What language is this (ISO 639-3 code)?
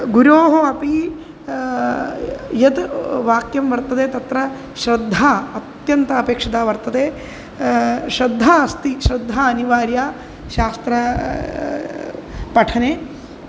san